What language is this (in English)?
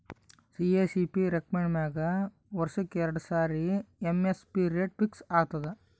Kannada